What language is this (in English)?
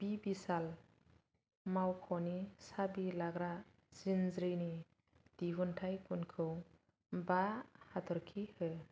Bodo